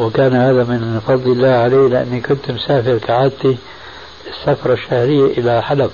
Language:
Arabic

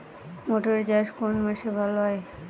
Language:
Bangla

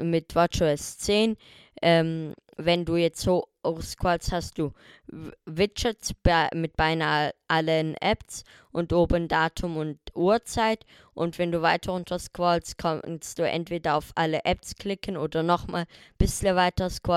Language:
German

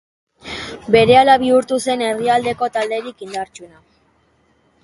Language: Basque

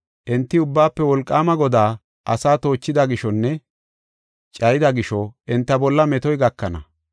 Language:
Gofa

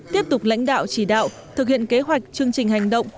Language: Vietnamese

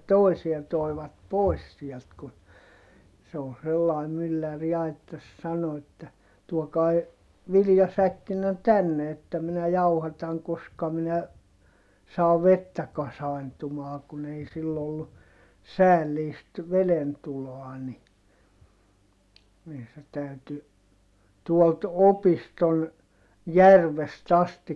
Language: Finnish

